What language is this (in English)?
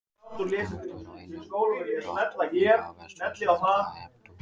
Icelandic